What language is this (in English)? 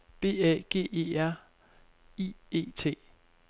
Danish